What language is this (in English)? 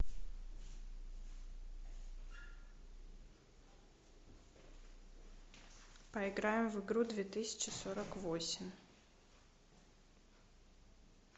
Russian